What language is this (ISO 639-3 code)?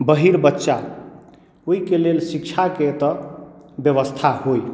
mai